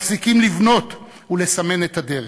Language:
Hebrew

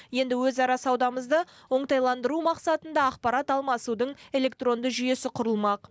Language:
Kazakh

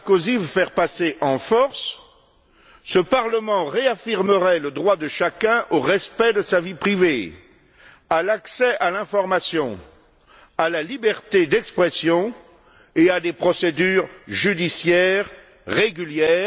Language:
French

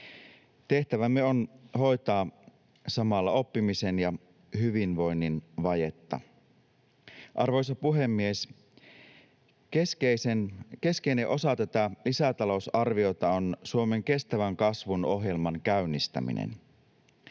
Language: Finnish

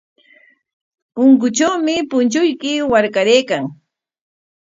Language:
Corongo Ancash Quechua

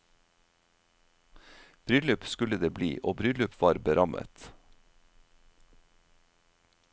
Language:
Norwegian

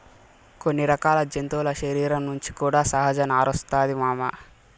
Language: Telugu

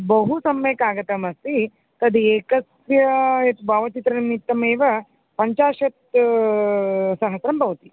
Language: Sanskrit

